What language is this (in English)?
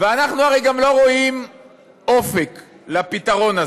Hebrew